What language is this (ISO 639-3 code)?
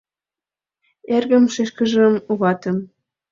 chm